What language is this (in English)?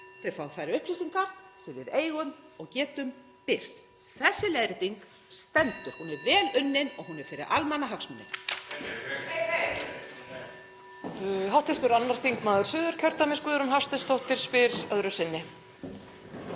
Icelandic